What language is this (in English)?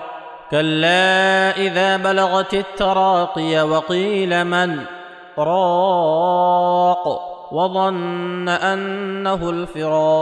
Arabic